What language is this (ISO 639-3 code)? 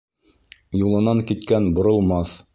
bak